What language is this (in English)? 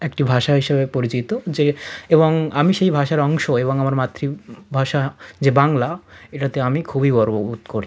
Bangla